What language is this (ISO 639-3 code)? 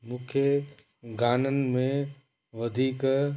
snd